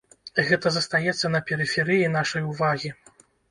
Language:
Belarusian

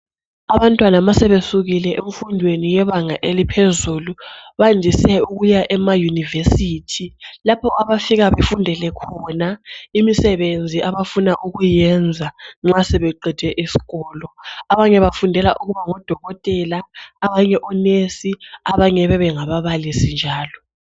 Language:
North Ndebele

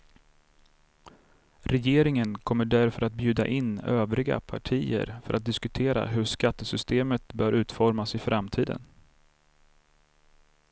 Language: Swedish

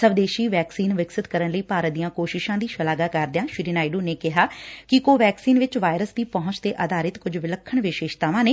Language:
Punjabi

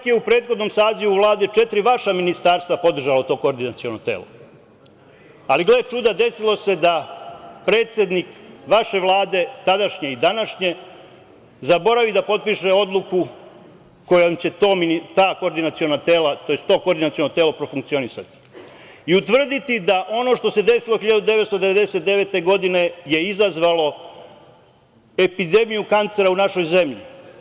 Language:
Serbian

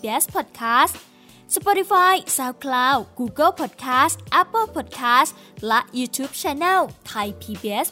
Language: Thai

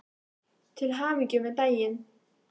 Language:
Icelandic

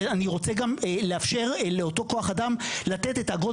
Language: Hebrew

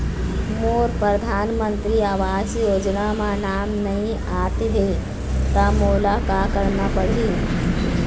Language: Chhattisgarhi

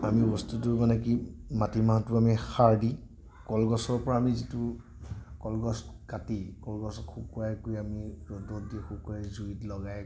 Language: Assamese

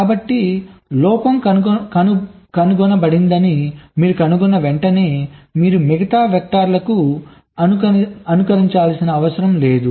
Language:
Telugu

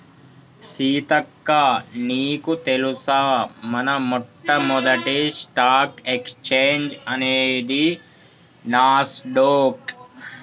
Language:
Telugu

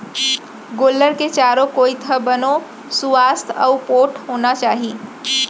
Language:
Chhattisgarhi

